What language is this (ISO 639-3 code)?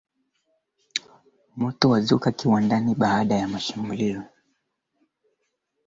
swa